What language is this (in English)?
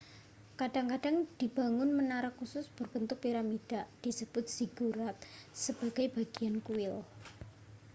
Indonesian